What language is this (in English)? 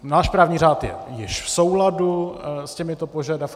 Czech